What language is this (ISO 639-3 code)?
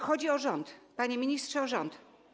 pol